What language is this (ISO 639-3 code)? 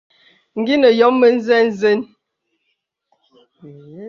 beb